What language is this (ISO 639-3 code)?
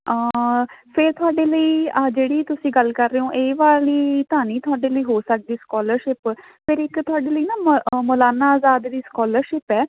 pan